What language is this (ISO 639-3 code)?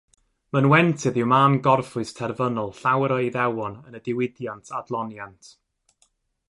cym